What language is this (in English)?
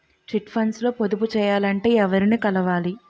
Telugu